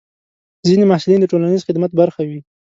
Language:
Pashto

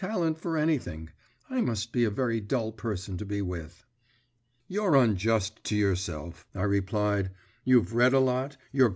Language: English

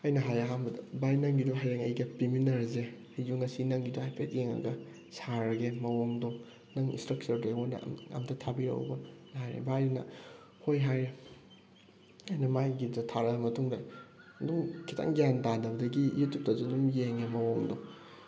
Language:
Manipuri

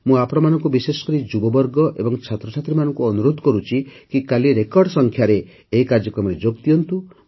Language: Odia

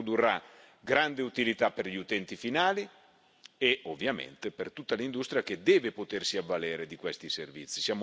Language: Italian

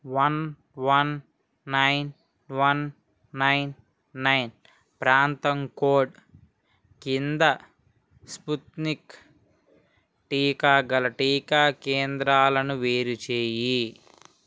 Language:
Telugu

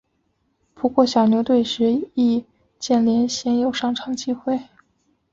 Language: Chinese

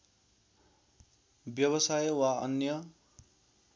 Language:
Nepali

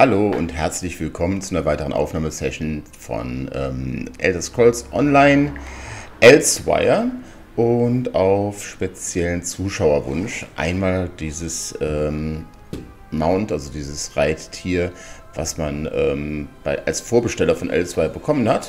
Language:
German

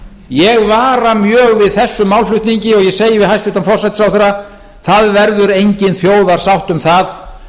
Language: Icelandic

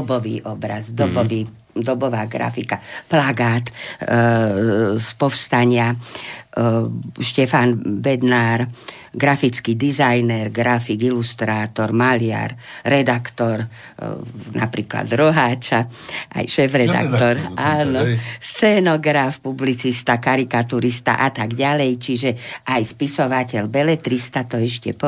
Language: Slovak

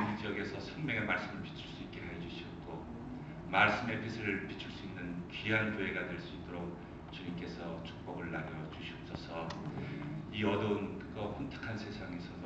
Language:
Korean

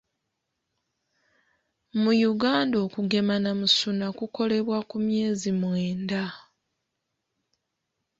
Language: Ganda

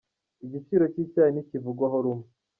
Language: Kinyarwanda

